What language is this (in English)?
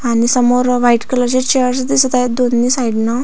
Marathi